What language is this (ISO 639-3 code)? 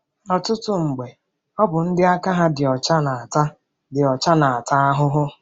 ibo